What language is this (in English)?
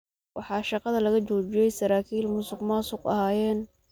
Somali